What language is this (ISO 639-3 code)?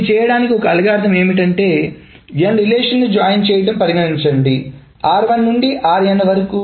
tel